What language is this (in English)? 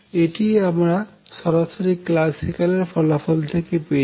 Bangla